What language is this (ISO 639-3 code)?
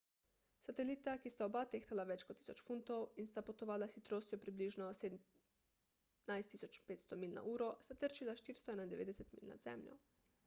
slv